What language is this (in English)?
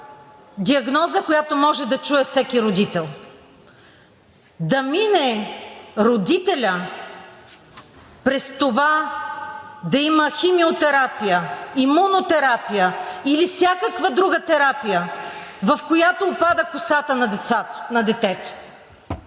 Bulgarian